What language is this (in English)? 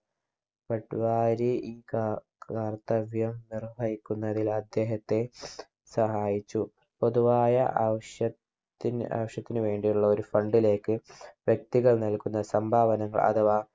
Malayalam